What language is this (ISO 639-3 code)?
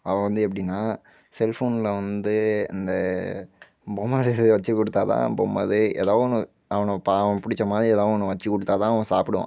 tam